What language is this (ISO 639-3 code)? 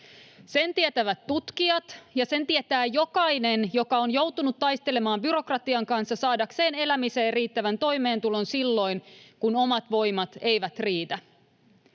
fin